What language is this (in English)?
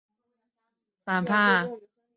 Chinese